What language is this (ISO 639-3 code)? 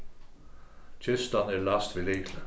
fao